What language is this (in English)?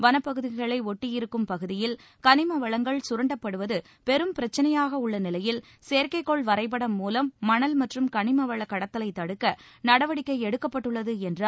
Tamil